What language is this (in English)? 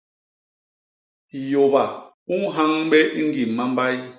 Basaa